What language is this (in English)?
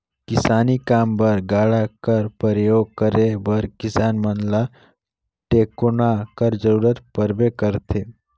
Chhattisgarhi